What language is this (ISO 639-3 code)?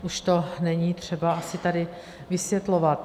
ces